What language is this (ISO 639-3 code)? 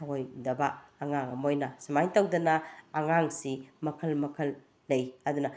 mni